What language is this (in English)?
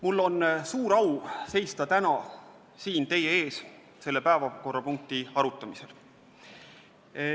Estonian